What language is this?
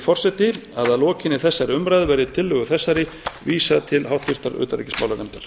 Icelandic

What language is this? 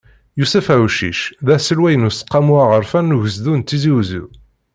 Kabyle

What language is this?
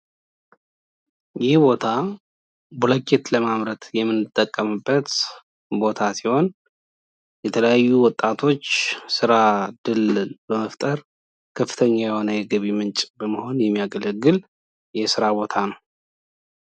Amharic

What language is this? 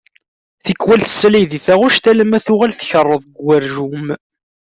Kabyle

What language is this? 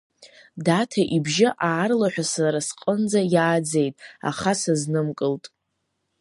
Abkhazian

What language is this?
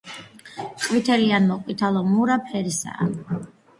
Georgian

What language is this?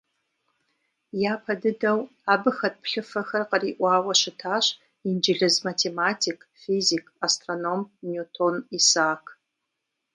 Kabardian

